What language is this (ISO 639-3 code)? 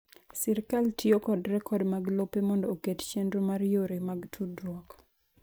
luo